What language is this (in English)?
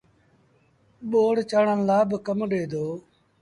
Sindhi Bhil